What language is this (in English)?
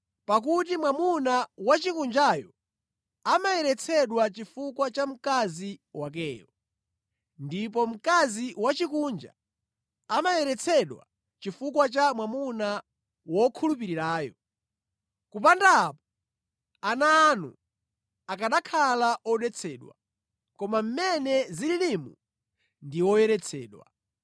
Nyanja